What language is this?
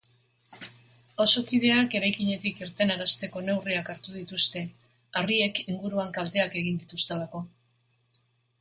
Basque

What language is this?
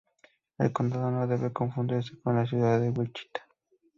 Spanish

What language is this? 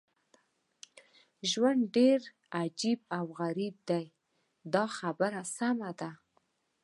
Pashto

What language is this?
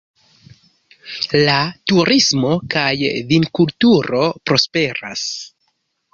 Esperanto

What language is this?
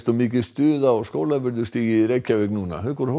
Icelandic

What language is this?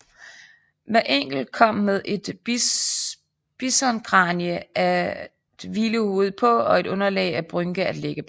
Danish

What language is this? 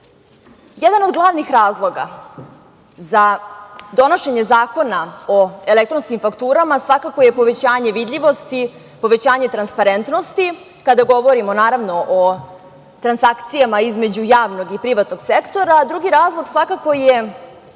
Serbian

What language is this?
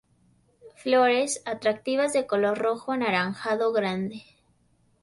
Spanish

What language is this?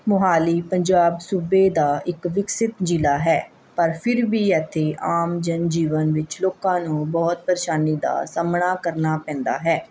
Punjabi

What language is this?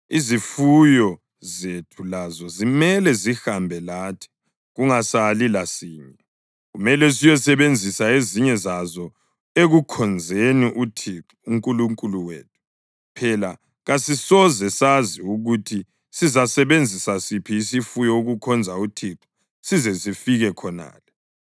North Ndebele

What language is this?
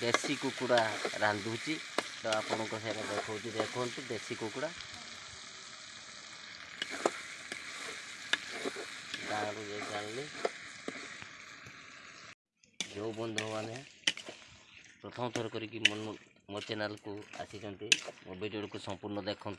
Indonesian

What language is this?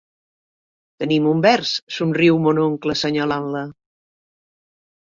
Catalan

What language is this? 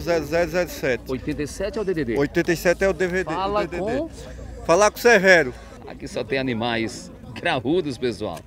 Portuguese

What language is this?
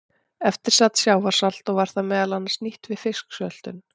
Icelandic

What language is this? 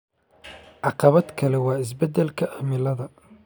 Somali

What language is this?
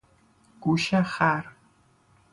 Persian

